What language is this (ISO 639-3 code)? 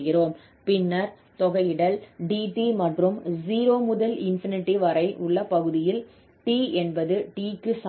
tam